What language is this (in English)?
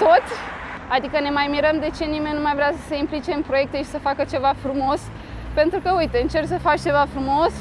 Romanian